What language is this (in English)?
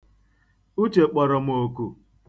Igbo